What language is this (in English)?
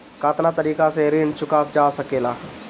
Bhojpuri